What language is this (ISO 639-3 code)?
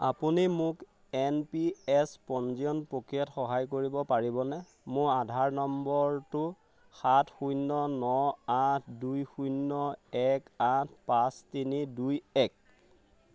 asm